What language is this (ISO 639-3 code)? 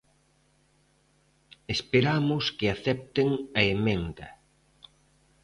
glg